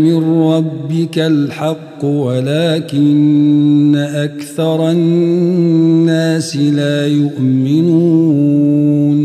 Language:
Arabic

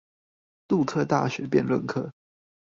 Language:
Chinese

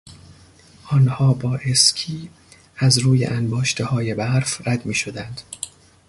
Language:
Persian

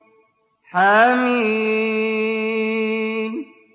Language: Arabic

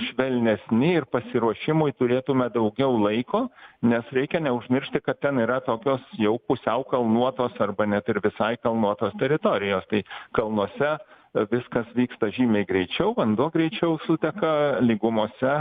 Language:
Lithuanian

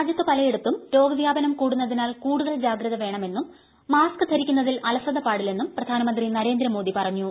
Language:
Malayalam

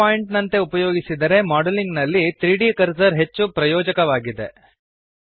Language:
Kannada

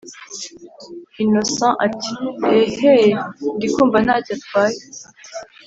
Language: Kinyarwanda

